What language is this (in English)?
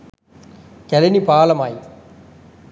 Sinhala